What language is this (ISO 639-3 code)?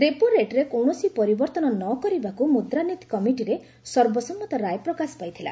ori